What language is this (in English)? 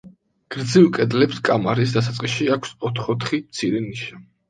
Georgian